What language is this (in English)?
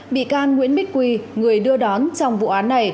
Vietnamese